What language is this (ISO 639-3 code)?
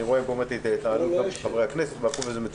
heb